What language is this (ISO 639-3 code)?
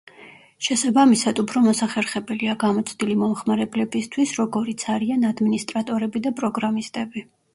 kat